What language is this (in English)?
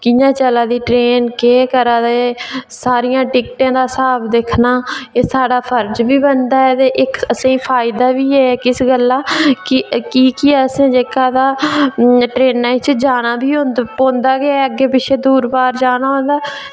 Dogri